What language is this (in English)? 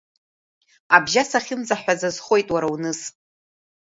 Abkhazian